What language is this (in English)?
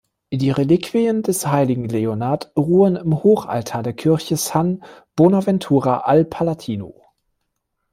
German